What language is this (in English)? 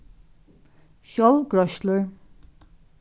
Faroese